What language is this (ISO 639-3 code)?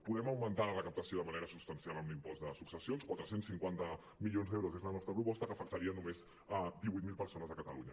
cat